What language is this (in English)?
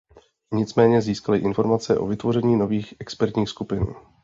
Czech